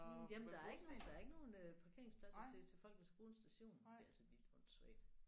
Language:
Danish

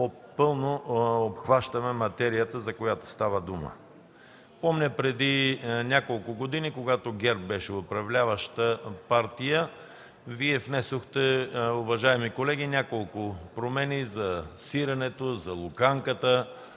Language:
Bulgarian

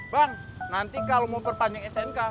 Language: Indonesian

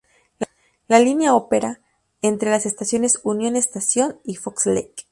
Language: Spanish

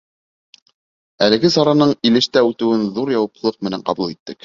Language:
Bashkir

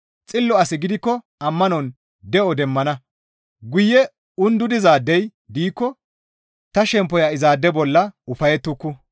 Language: Gamo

